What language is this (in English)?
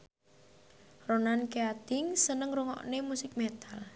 Javanese